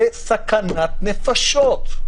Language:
Hebrew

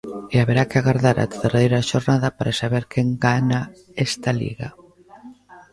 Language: Galician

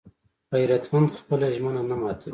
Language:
Pashto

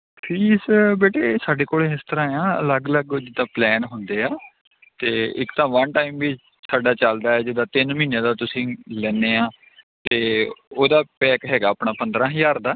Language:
Punjabi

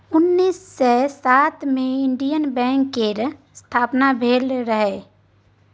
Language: Maithili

